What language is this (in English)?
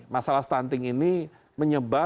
Indonesian